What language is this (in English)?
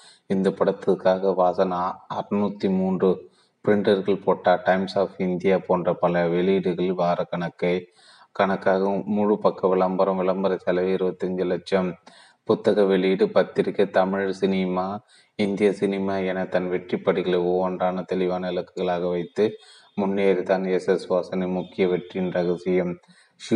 Tamil